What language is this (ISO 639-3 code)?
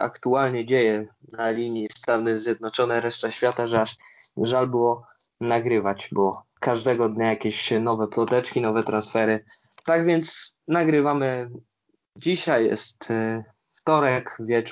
pol